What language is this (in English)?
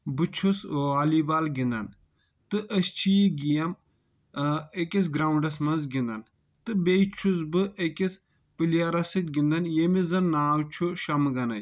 Kashmiri